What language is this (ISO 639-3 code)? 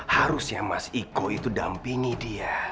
ind